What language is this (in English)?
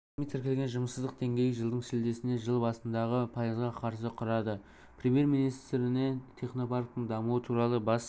Kazakh